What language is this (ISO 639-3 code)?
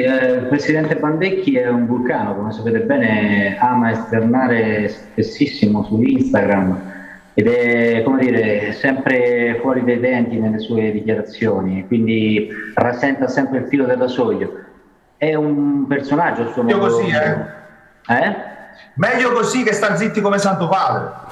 ita